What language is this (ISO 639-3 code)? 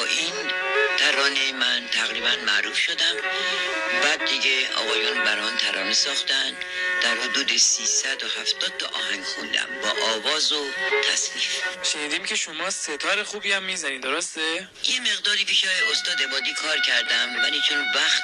fas